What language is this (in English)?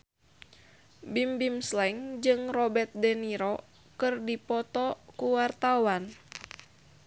Sundanese